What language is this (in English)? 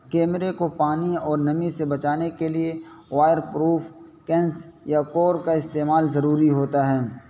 Urdu